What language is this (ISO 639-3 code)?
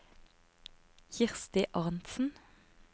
nor